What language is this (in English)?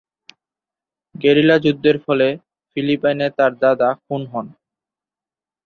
Bangla